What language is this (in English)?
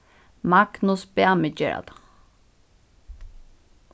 Faroese